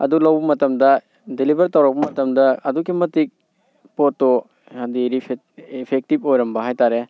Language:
Manipuri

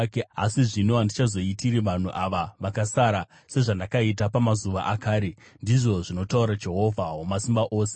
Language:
Shona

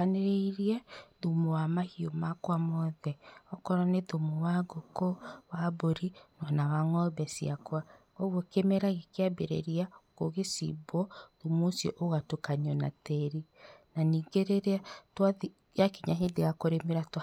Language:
Kikuyu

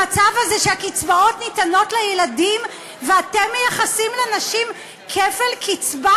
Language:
Hebrew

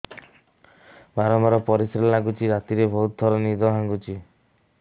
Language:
Odia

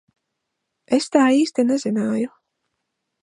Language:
Latvian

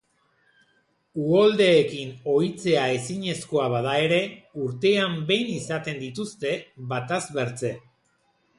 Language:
Basque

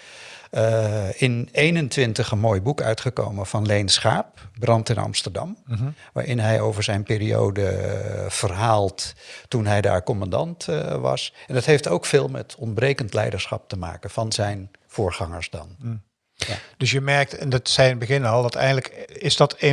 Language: Dutch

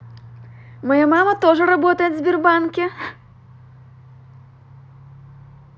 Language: Russian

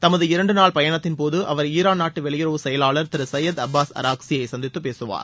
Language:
Tamil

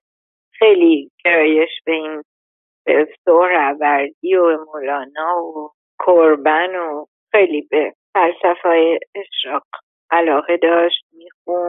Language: Persian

